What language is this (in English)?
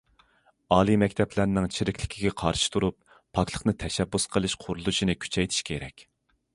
Uyghur